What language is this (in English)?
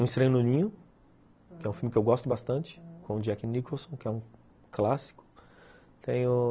Portuguese